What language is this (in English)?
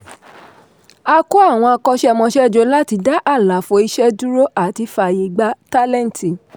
Yoruba